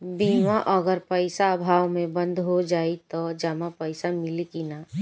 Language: Bhojpuri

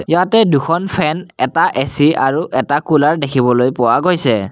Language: Assamese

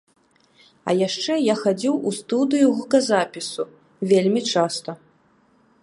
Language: Belarusian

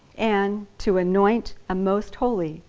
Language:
English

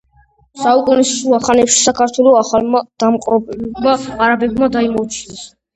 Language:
Georgian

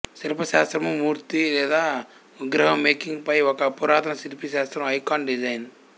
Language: Telugu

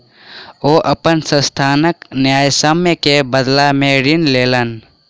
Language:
Maithili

